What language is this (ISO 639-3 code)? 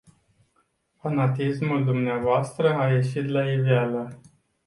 ron